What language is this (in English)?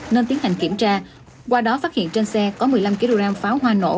Vietnamese